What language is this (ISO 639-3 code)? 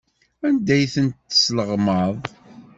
kab